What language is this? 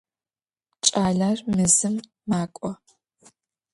Adyghe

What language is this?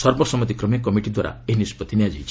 Odia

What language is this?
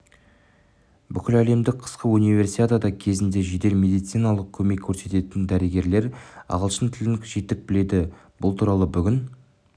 Kazakh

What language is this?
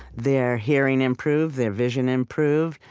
English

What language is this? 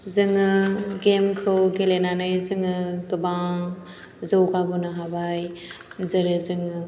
Bodo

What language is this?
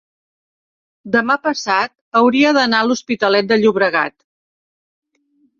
Catalan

